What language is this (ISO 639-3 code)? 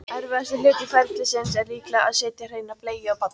isl